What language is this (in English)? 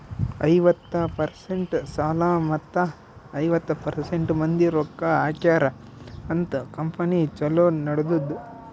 Kannada